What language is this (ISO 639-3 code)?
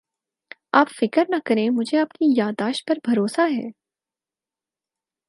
urd